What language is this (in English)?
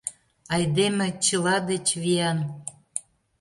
Mari